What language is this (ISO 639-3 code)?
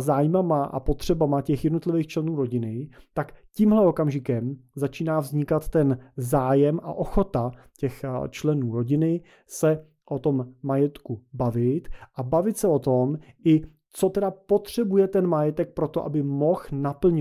ces